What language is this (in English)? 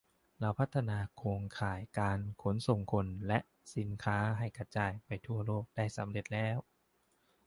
Thai